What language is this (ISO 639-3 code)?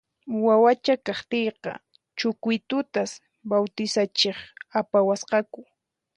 qxp